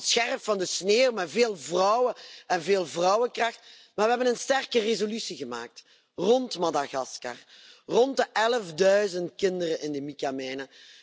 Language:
Dutch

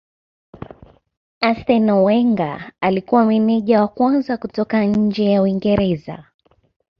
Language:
Swahili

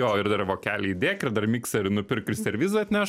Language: Lithuanian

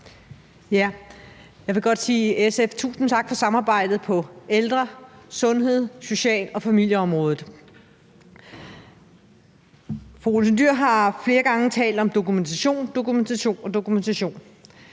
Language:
Danish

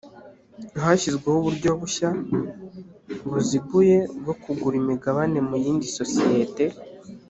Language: Kinyarwanda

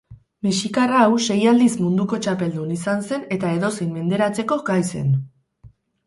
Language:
Basque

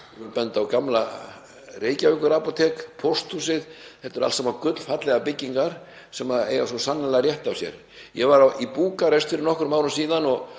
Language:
Icelandic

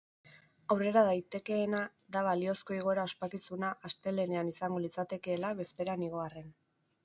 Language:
Basque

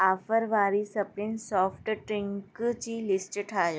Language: Sindhi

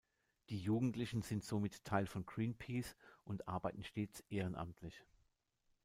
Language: German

